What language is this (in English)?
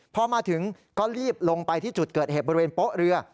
Thai